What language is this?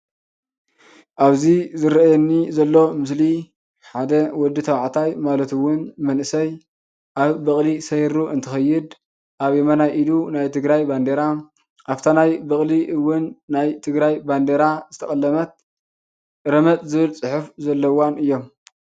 Tigrinya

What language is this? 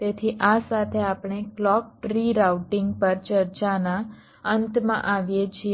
Gujarati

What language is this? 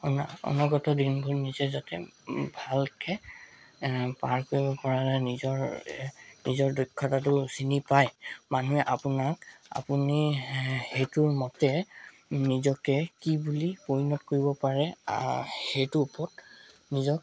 Assamese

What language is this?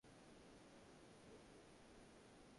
Bangla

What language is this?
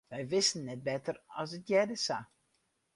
Western Frisian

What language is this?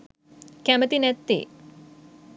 Sinhala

